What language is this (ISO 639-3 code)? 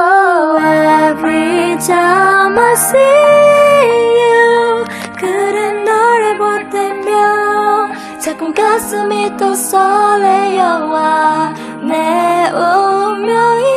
kor